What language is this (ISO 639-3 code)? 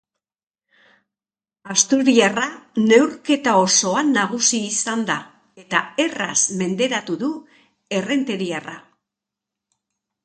eus